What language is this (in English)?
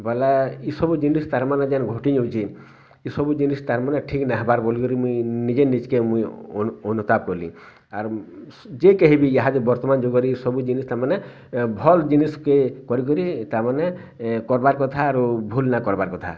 Odia